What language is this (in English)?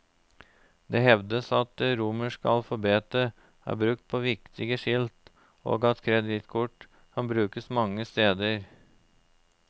Norwegian